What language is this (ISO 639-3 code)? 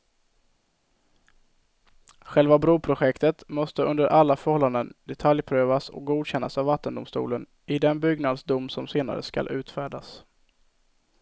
swe